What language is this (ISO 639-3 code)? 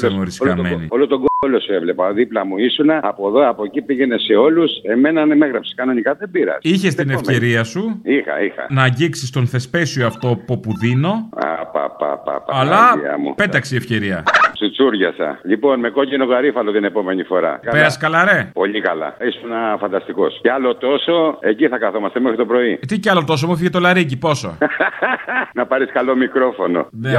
ell